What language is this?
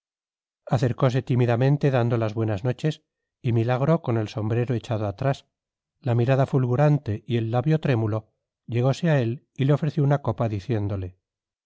Spanish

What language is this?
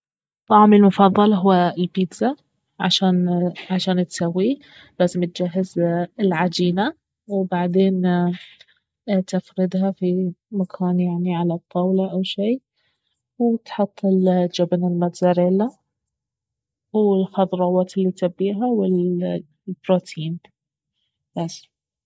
Baharna Arabic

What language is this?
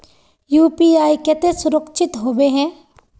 Magahi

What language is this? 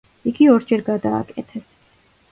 Georgian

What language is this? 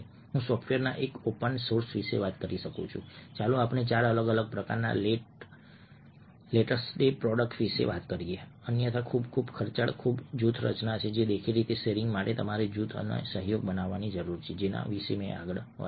Gujarati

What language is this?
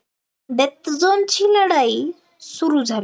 Marathi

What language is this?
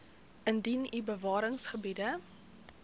Afrikaans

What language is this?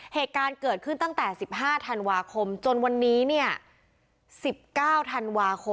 Thai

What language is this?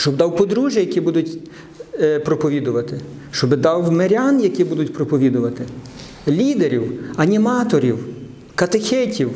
Ukrainian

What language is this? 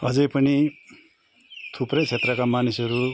Nepali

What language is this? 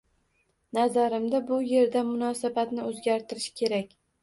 Uzbek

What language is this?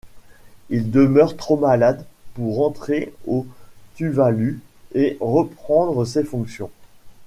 French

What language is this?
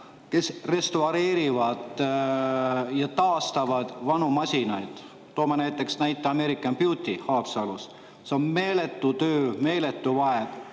Estonian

